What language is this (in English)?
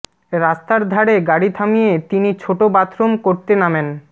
Bangla